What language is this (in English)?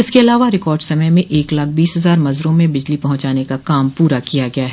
Hindi